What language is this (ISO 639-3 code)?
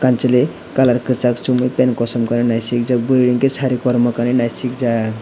trp